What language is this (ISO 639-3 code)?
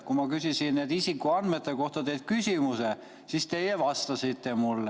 est